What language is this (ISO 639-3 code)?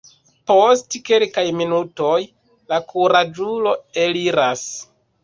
epo